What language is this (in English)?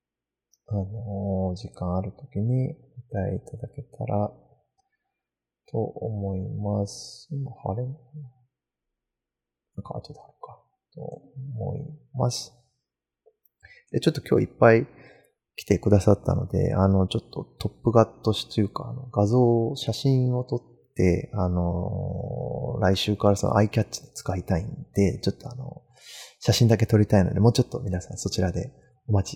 Japanese